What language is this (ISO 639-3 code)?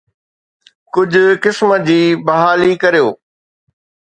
snd